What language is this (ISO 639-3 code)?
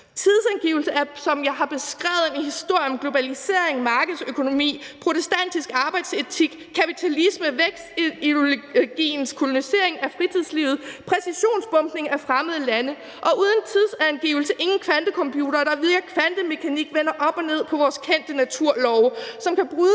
dan